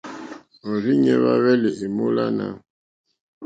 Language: Mokpwe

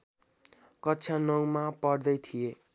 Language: Nepali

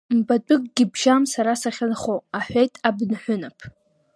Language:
Abkhazian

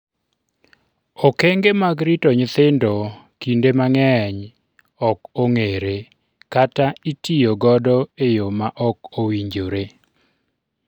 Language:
Luo (Kenya and Tanzania)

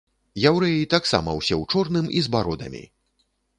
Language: Belarusian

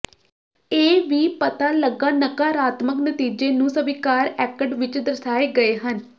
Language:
Punjabi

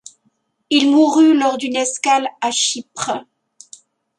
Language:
French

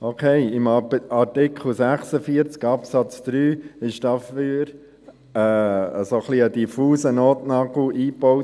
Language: Swiss German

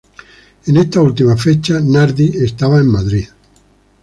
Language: Spanish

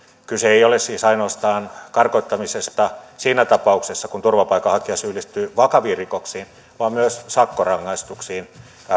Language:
Finnish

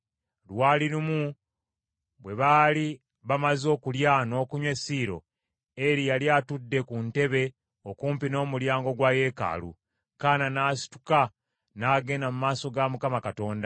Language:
Ganda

